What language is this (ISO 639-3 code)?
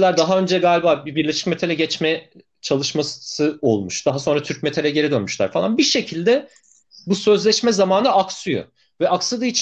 tur